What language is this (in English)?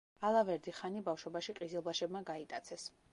Georgian